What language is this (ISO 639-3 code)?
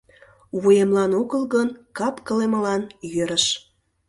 chm